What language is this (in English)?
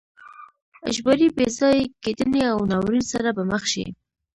Pashto